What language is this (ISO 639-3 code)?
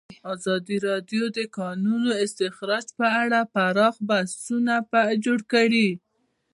pus